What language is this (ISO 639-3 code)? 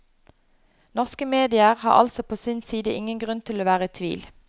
nor